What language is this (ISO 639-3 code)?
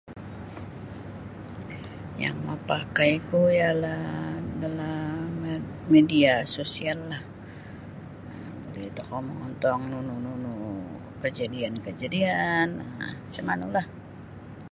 bsy